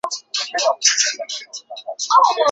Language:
Chinese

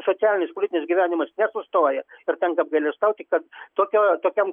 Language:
Lithuanian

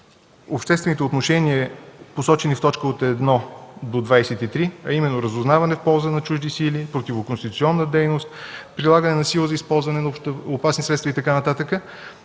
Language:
Bulgarian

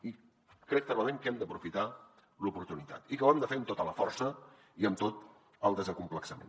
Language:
Catalan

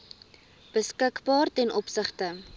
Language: Afrikaans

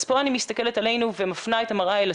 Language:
Hebrew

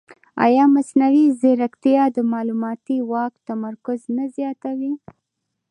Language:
Pashto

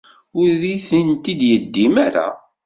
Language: Kabyle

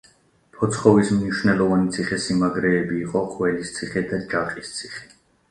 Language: Georgian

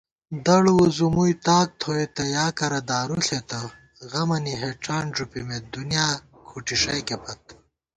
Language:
Gawar-Bati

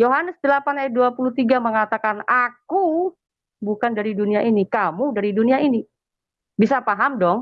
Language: Indonesian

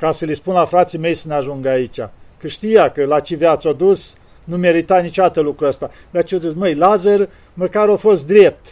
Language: Romanian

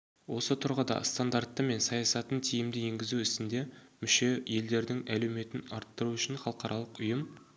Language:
Kazakh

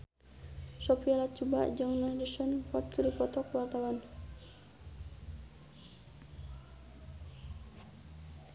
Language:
Sundanese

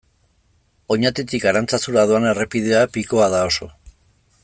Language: Basque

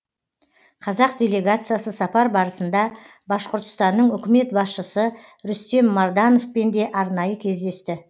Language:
Kazakh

